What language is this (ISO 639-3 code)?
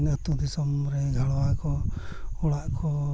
sat